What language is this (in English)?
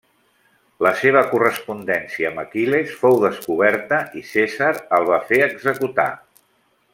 Catalan